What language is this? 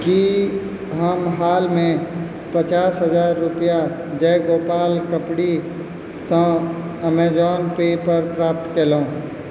Maithili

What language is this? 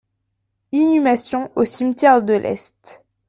French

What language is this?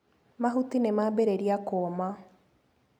Kikuyu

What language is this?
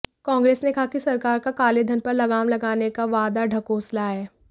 Hindi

